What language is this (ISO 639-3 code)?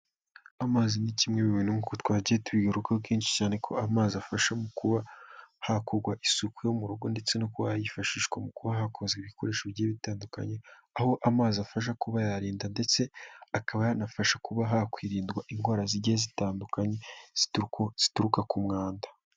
kin